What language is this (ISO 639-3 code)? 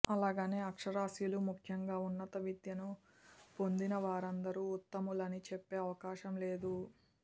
tel